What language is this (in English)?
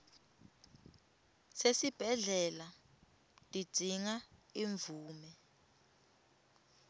Swati